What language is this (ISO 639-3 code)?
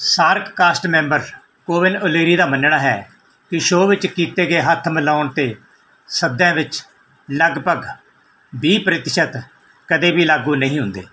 pan